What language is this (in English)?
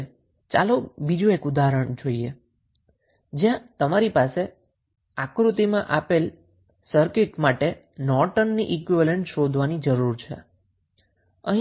Gujarati